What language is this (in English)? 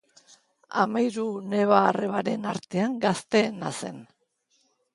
Basque